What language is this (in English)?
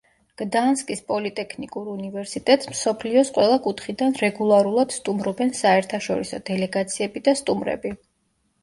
Georgian